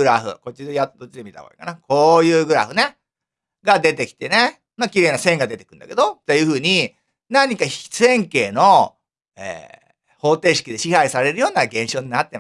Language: Japanese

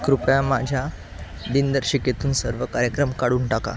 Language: Marathi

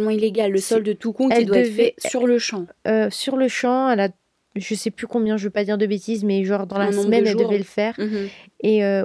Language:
French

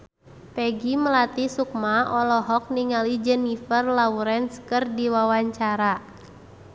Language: Sundanese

